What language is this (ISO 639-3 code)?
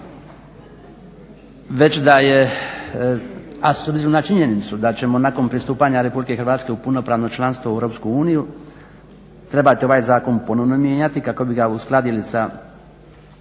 hrv